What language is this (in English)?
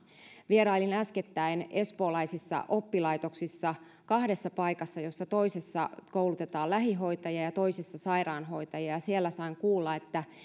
Finnish